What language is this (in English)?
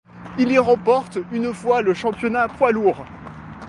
French